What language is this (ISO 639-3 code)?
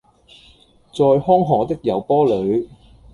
yue